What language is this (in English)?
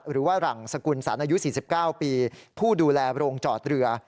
Thai